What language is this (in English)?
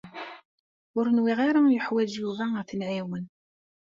Kabyle